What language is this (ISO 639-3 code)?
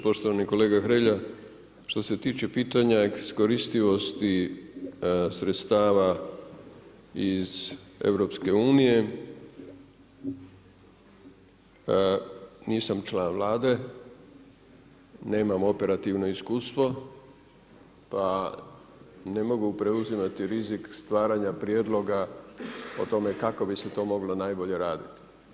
hrv